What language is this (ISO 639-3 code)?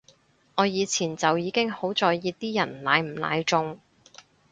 yue